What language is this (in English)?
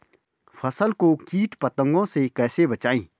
Hindi